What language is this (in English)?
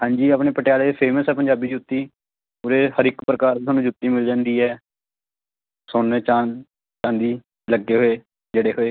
Punjabi